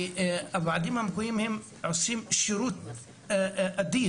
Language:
Hebrew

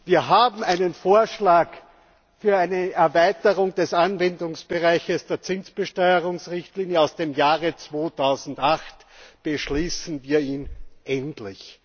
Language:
German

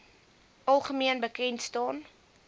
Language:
Afrikaans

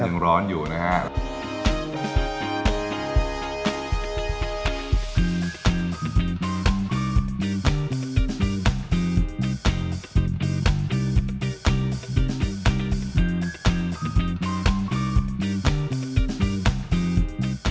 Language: Thai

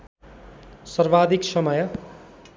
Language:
Nepali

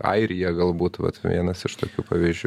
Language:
Lithuanian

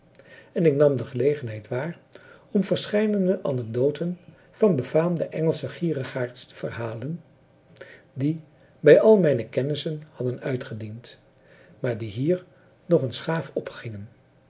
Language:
Dutch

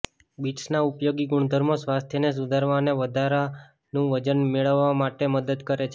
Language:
Gujarati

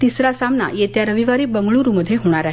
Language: Marathi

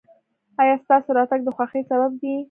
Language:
Pashto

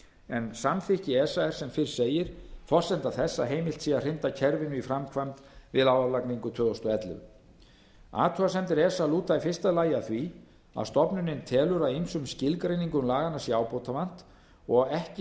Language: Icelandic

